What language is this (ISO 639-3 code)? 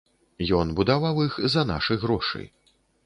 bel